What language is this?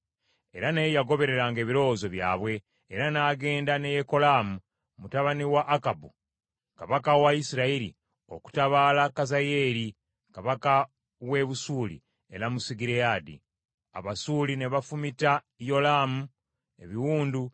Ganda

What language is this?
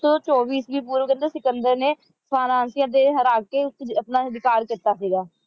Punjabi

